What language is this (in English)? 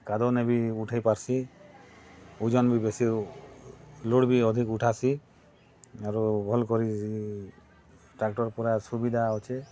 Odia